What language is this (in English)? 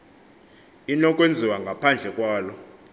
Xhosa